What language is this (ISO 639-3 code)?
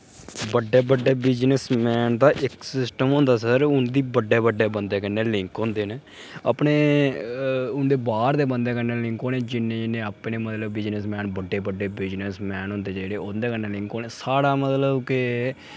doi